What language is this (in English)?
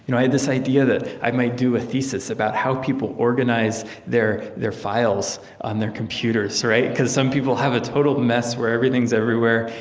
English